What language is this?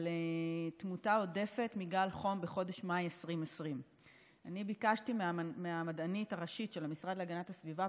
Hebrew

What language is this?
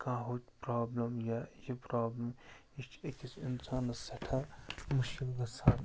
Kashmiri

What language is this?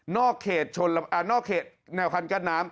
Thai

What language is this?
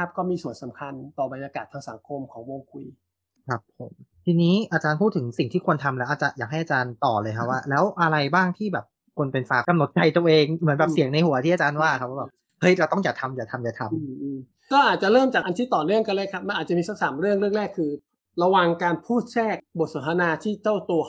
Thai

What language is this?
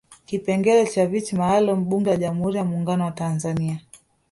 Swahili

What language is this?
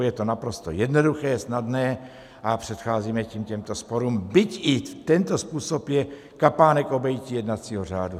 Czech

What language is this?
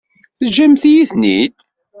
Kabyle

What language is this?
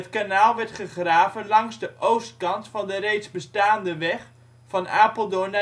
Dutch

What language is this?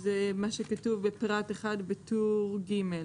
Hebrew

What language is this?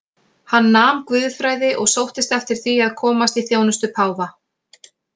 Icelandic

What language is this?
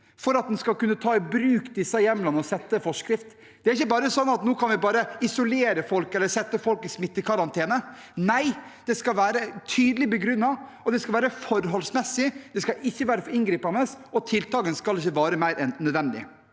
Norwegian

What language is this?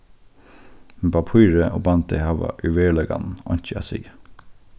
Faroese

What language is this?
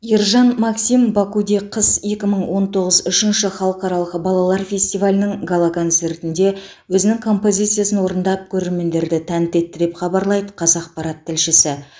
Kazakh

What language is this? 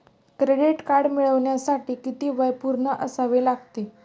Marathi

